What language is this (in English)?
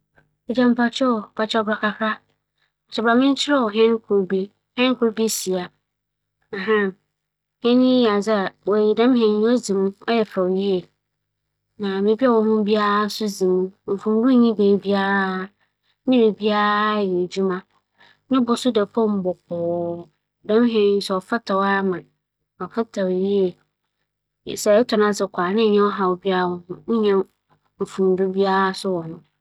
Akan